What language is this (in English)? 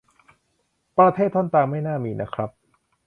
Thai